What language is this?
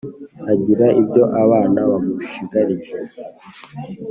Kinyarwanda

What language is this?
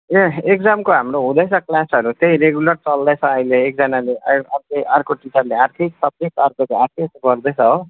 Nepali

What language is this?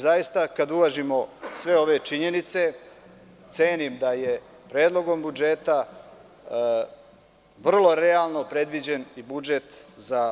Serbian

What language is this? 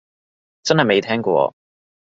Cantonese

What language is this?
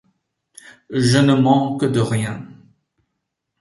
French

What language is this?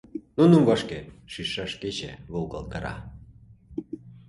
Mari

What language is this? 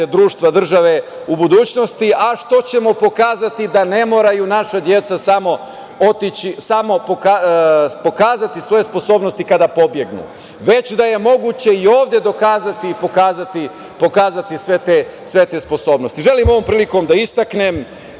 Serbian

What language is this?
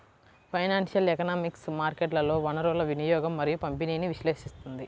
Telugu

